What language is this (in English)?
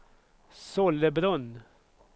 Swedish